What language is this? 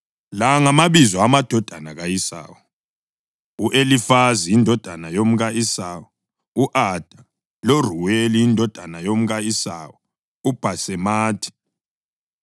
North Ndebele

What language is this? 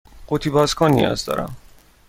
Persian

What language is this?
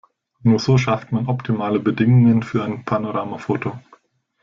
German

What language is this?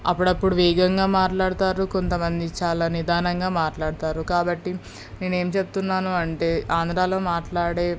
Telugu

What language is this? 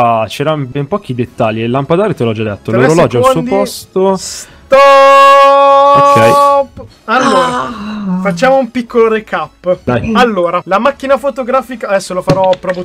Italian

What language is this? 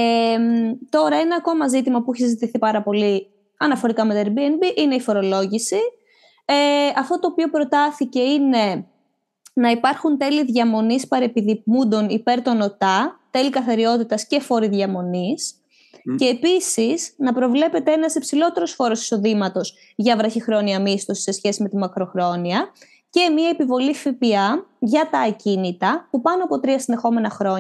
Greek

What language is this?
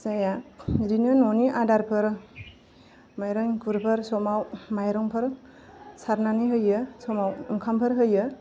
Bodo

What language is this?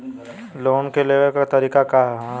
Bhojpuri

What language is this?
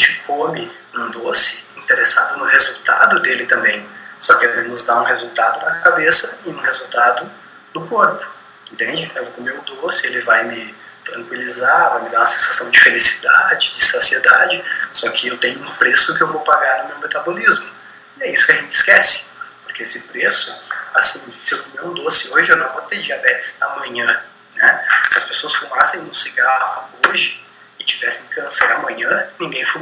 Portuguese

